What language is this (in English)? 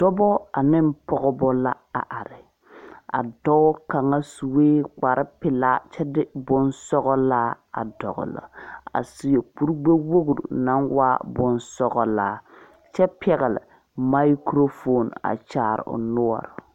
Southern Dagaare